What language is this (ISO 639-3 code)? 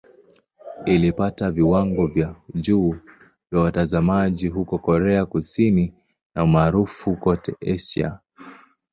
swa